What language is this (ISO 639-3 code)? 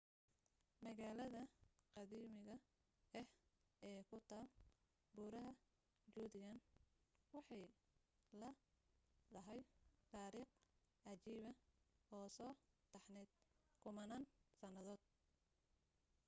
som